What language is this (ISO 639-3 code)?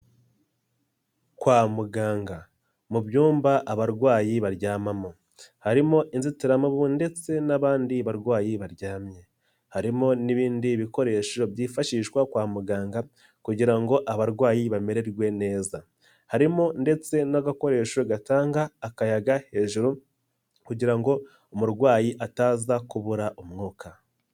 kin